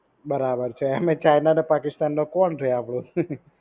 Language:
Gujarati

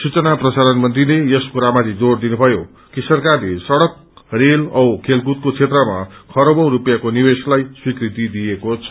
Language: Nepali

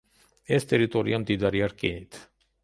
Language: Georgian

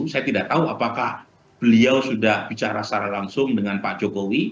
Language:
Indonesian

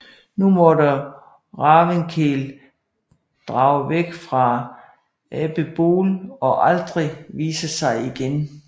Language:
Danish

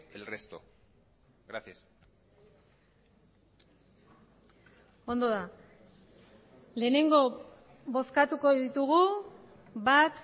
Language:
Basque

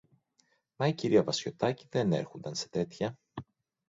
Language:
Greek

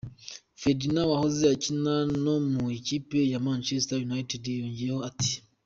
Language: Kinyarwanda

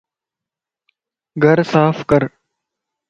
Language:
Lasi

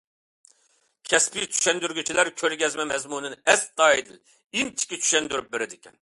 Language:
Uyghur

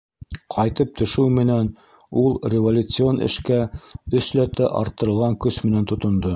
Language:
Bashkir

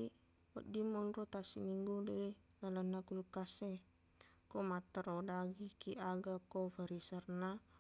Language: Buginese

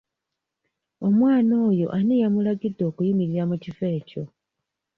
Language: Ganda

